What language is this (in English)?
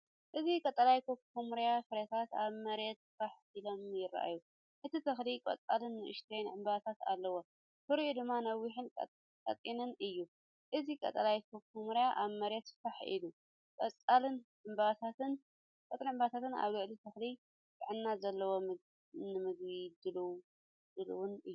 Tigrinya